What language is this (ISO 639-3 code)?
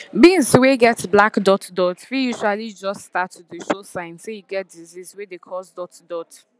pcm